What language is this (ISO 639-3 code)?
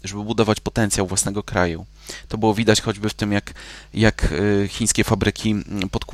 pol